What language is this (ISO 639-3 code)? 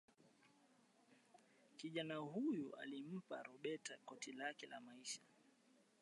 swa